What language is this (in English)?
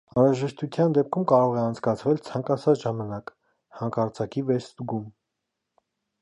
Armenian